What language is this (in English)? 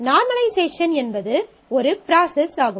Tamil